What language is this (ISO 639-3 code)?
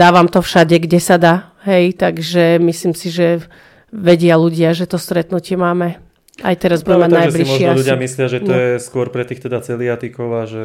slk